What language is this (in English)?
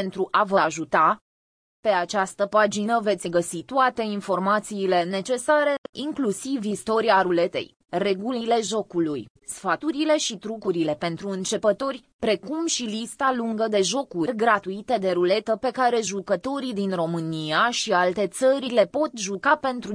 Romanian